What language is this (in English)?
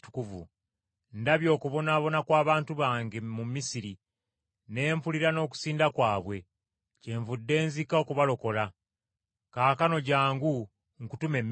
Ganda